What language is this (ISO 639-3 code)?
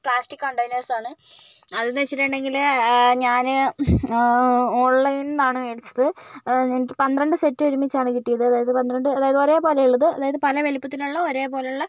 mal